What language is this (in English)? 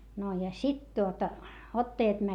Finnish